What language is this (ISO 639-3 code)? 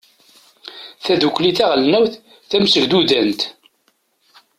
kab